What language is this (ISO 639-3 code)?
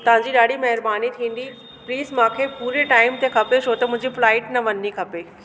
snd